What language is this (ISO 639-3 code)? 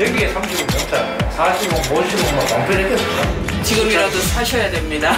kor